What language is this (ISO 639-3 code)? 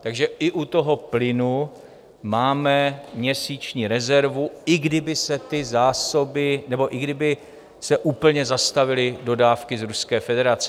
ces